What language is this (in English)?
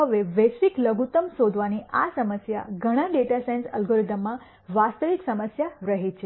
Gujarati